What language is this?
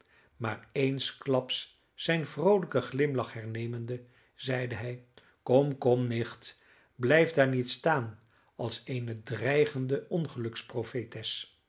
Dutch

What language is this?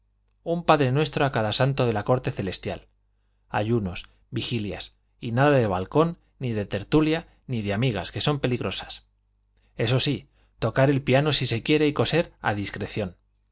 Spanish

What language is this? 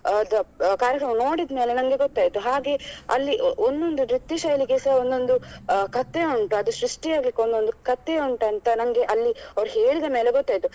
Kannada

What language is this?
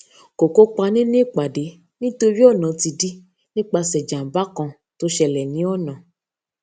Yoruba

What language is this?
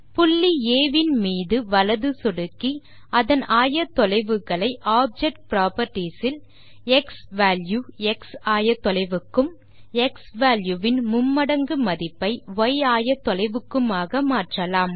Tamil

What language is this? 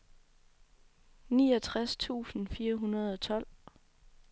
Danish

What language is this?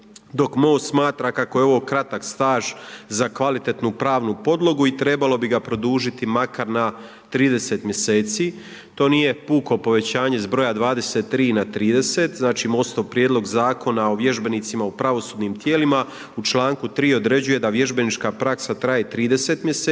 Croatian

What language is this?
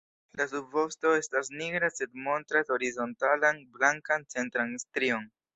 Esperanto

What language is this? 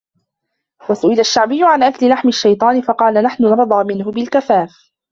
Arabic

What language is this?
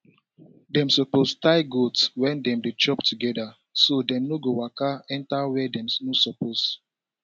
Nigerian Pidgin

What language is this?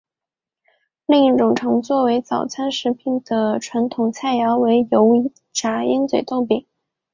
Chinese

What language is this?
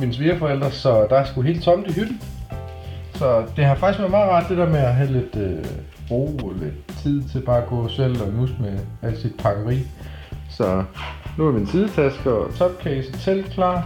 Danish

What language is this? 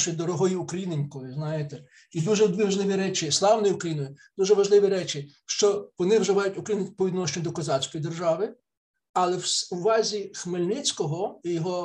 Ukrainian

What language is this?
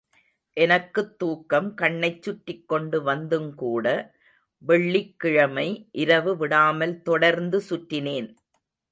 Tamil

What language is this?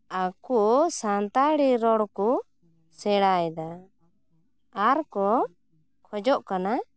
Santali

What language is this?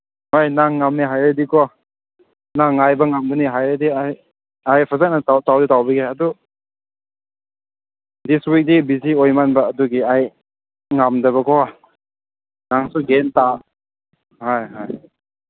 Manipuri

